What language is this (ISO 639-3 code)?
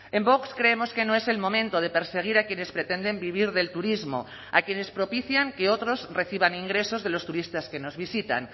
spa